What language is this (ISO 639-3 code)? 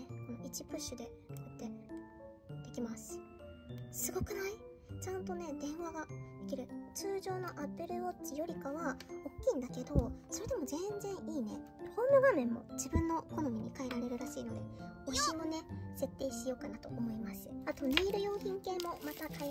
jpn